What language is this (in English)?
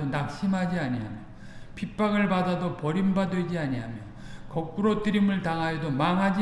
Korean